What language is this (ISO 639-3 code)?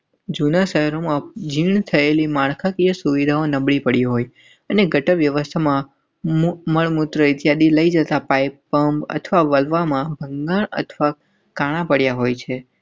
guj